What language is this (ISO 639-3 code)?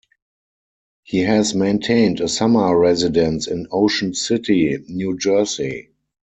eng